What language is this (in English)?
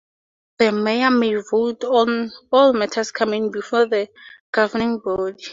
English